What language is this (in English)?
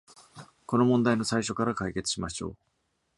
Japanese